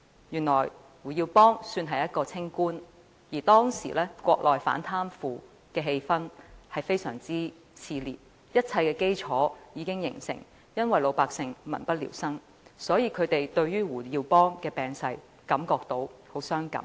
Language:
Cantonese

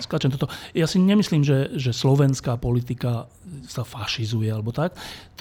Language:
Slovak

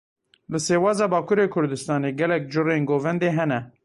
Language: Kurdish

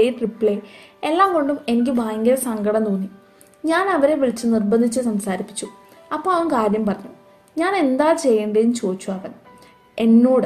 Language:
Malayalam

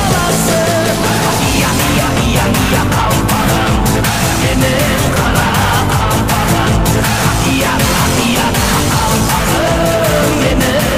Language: Turkish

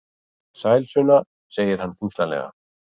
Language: Icelandic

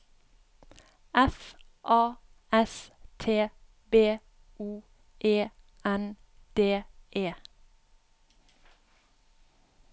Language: Norwegian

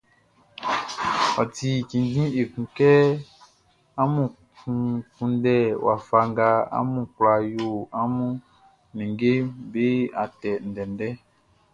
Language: Baoulé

